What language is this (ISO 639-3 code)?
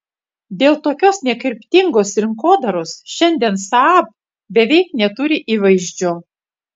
lit